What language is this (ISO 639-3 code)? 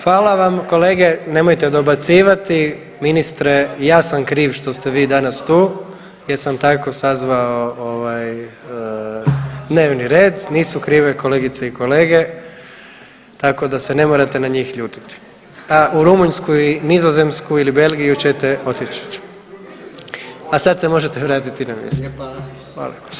hrv